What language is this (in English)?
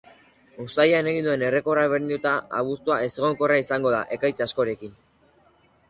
Basque